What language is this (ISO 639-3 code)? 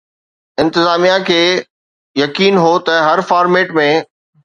snd